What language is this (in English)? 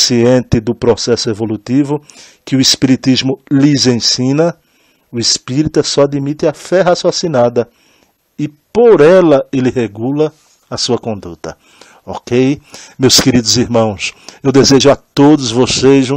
Portuguese